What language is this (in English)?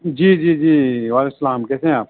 Urdu